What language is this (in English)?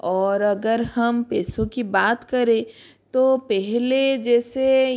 Hindi